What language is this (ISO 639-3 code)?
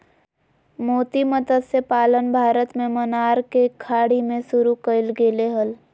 mag